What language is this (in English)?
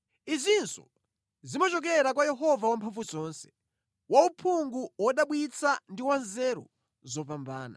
Nyanja